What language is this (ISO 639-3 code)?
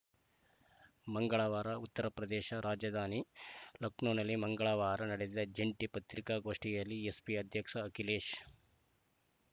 kan